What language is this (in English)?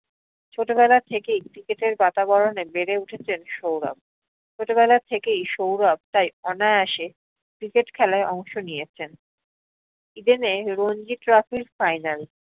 Bangla